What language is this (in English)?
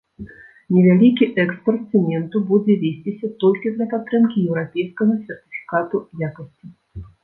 Belarusian